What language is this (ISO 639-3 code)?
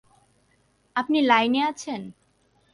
ben